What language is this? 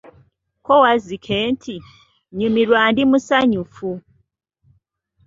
Ganda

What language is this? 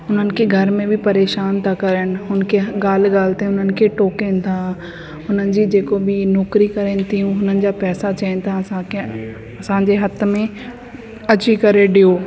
Sindhi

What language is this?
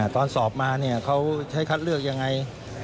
Thai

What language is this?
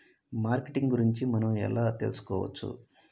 Telugu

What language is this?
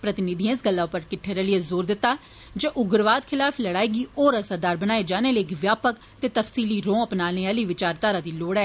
Dogri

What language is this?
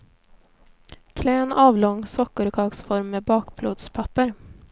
Swedish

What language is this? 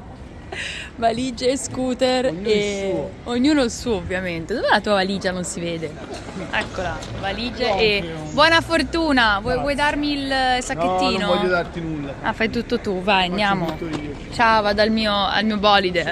Italian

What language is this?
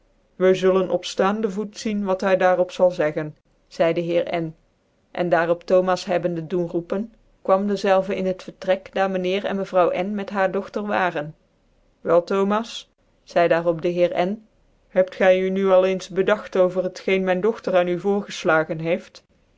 Dutch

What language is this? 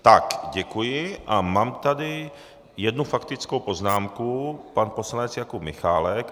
Czech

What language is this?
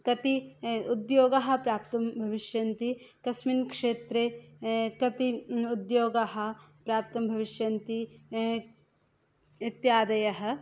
Sanskrit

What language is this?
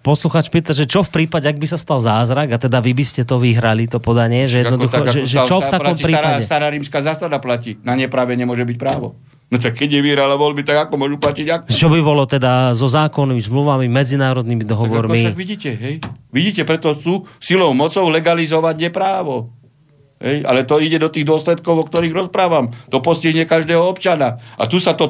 Slovak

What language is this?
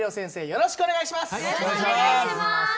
Japanese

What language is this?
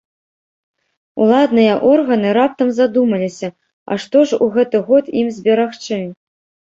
Belarusian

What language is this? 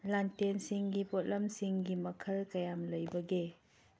Manipuri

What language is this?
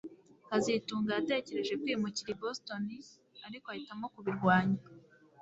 Kinyarwanda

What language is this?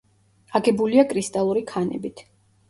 Georgian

